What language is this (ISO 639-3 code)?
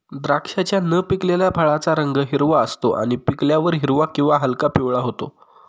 mar